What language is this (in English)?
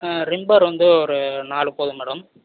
Tamil